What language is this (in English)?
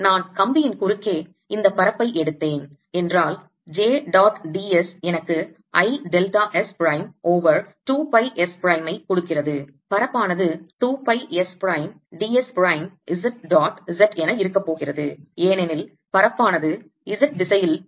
Tamil